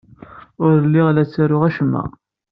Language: Kabyle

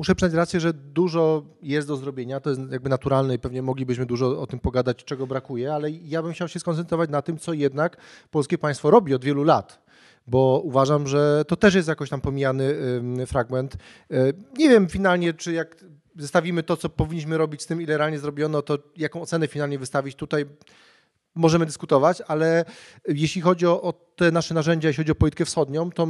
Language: Polish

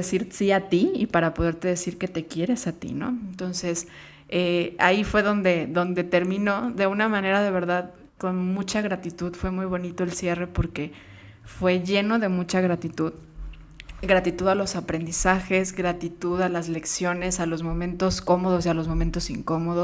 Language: Spanish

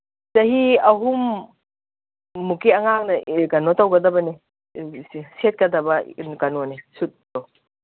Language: Manipuri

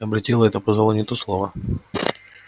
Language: Russian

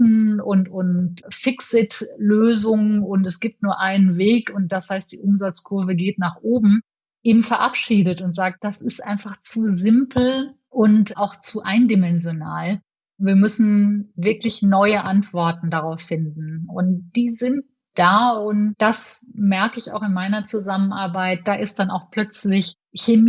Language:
German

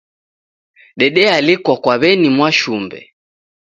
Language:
Taita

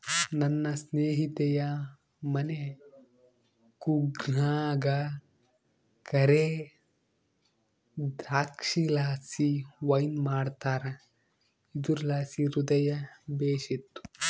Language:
Kannada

